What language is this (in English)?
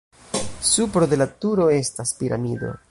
Esperanto